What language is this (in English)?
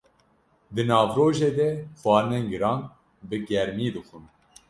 Kurdish